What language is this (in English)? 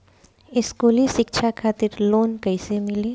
Bhojpuri